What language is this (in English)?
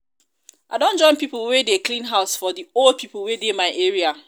Nigerian Pidgin